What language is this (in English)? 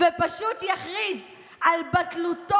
Hebrew